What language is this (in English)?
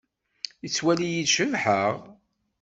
Kabyle